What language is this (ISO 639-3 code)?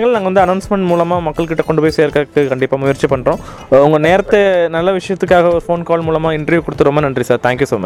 tam